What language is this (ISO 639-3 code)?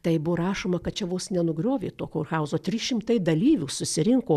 lit